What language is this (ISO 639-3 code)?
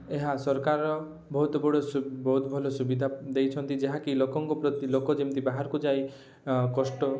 ori